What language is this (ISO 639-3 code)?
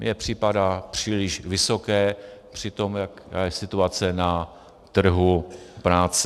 ces